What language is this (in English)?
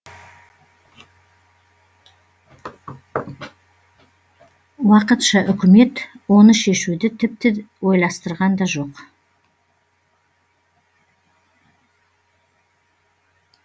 Kazakh